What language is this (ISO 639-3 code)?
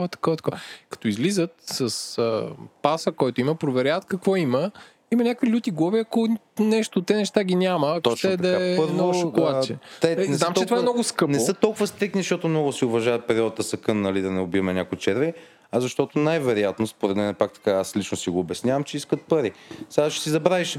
bul